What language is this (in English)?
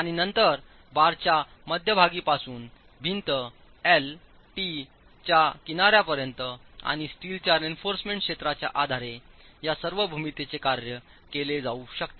Marathi